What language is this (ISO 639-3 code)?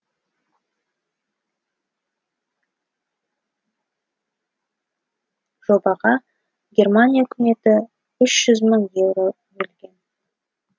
kaz